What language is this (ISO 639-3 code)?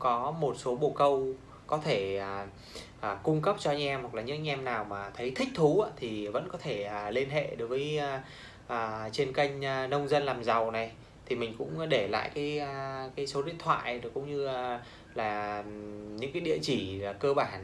vie